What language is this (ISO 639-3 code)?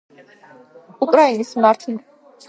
kat